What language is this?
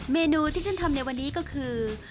Thai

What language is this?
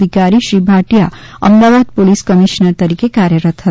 Gujarati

